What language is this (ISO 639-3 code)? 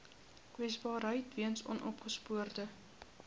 afr